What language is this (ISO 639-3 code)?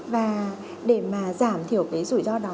vie